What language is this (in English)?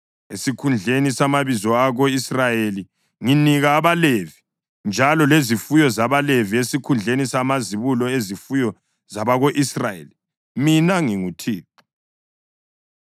North Ndebele